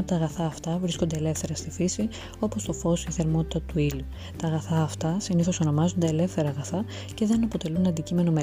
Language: Greek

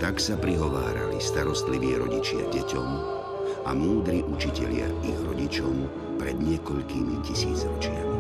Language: Slovak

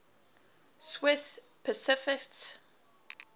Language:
English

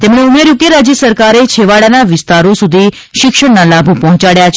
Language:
Gujarati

